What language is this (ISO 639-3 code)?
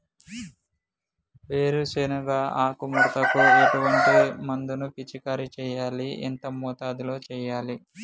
tel